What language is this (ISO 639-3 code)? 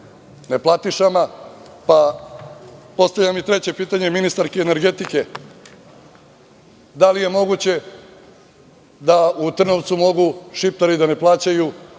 srp